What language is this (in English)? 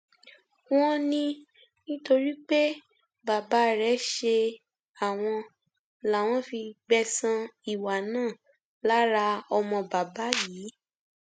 Yoruba